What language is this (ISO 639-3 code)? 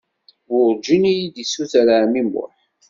kab